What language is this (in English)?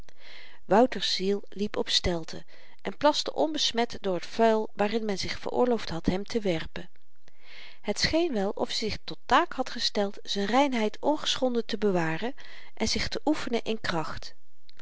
Dutch